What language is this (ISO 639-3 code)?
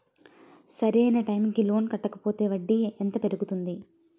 tel